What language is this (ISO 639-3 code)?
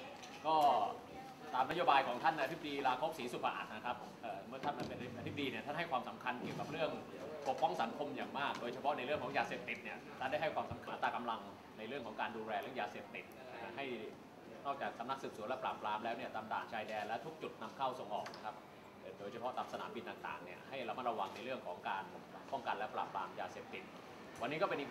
tha